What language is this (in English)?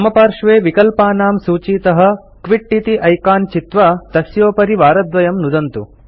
Sanskrit